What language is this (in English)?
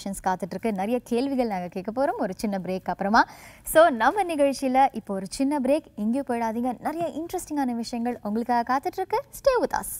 Korean